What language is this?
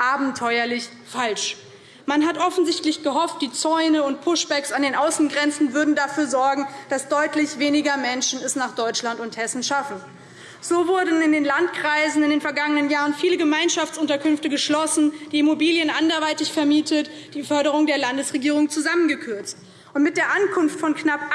German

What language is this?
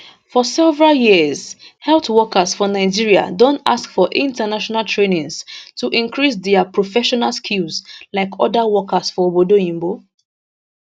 Nigerian Pidgin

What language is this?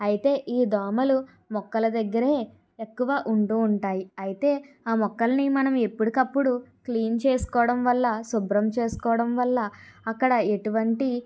Telugu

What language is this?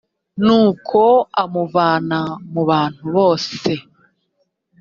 Kinyarwanda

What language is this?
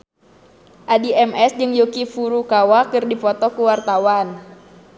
Sundanese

